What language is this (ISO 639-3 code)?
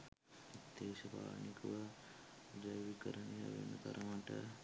sin